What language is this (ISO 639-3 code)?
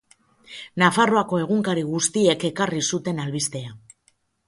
eus